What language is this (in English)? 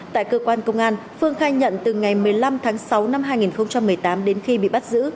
Vietnamese